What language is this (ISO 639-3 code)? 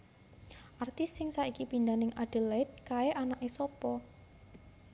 jav